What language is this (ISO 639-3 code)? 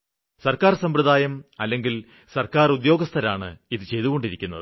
mal